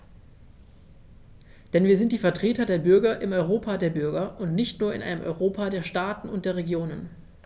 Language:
German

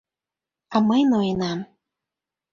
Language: Mari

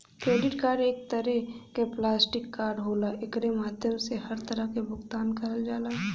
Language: Bhojpuri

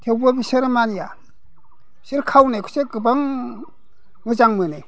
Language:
Bodo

